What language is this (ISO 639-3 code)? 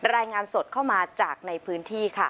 tha